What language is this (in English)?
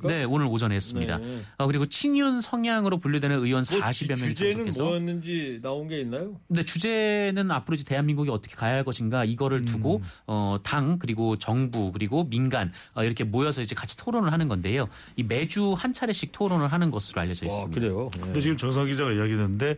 Korean